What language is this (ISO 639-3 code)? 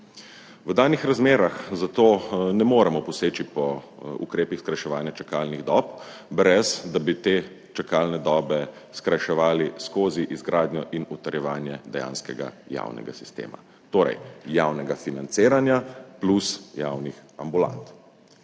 slv